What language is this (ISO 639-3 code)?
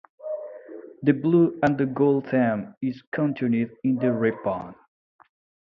eng